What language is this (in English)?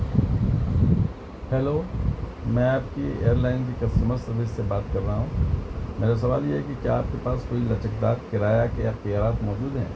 Urdu